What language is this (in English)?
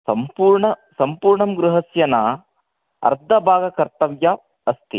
Sanskrit